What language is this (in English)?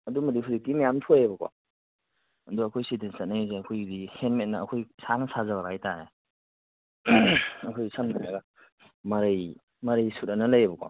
Manipuri